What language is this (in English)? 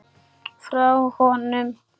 Icelandic